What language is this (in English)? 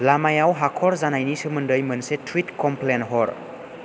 Bodo